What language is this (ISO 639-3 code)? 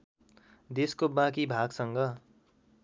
nep